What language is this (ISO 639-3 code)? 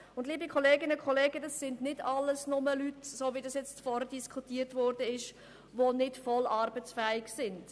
gsw